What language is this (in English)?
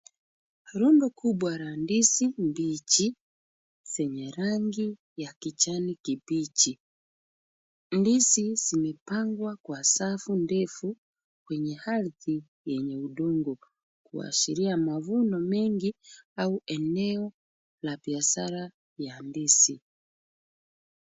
Swahili